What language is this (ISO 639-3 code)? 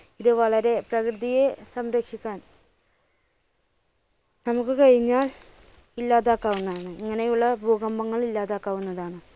mal